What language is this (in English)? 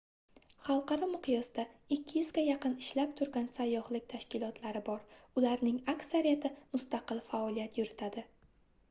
Uzbek